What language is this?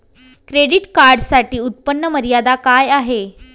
Marathi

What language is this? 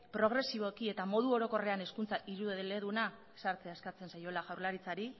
Basque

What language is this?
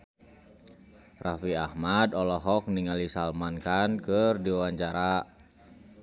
Sundanese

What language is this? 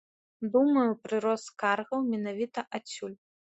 Belarusian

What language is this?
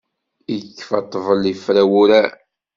Kabyle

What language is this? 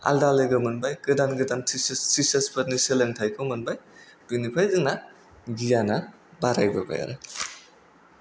Bodo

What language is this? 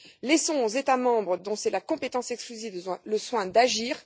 French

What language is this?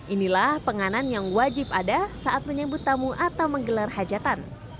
Indonesian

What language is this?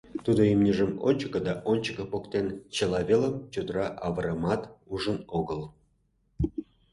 Mari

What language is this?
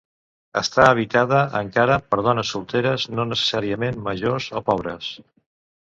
Catalan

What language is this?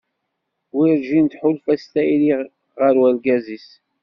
Kabyle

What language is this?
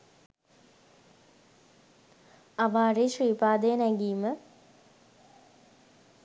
Sinhala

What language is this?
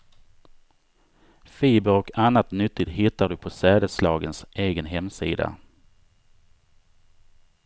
Swedish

